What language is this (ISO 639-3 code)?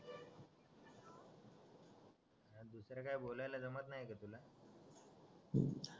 mar